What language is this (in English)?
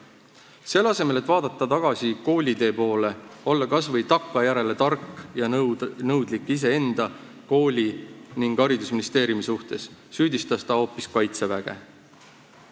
Estonian